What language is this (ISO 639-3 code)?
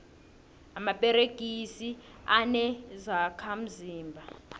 nbl